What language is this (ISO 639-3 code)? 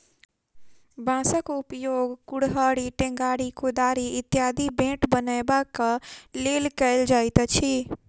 mai